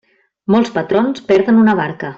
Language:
Catalan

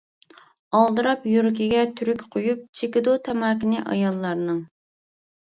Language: Uyghur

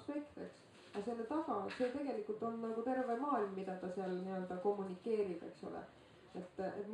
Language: Swedish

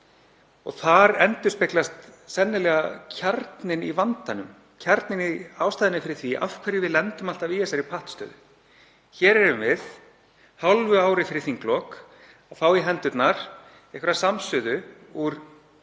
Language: Icelandic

